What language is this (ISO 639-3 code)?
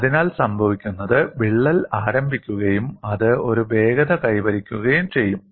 mal